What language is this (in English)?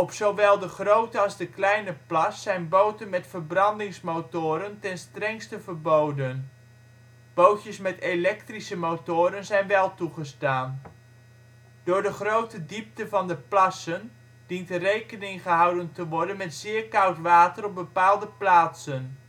Dutch